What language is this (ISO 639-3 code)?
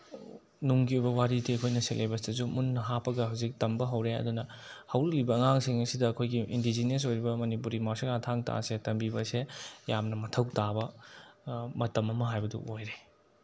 mni